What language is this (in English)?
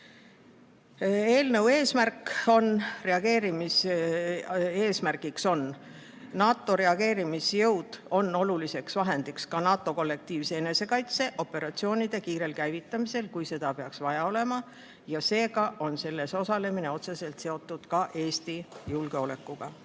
Estonian